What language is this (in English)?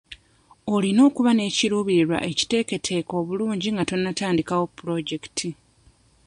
Ganda